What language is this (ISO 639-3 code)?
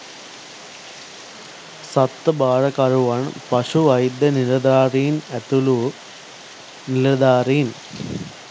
sin